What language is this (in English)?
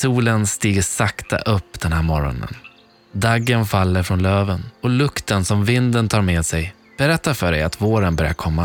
Swedish